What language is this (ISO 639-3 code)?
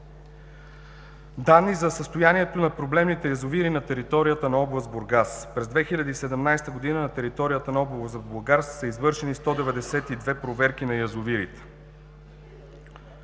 bul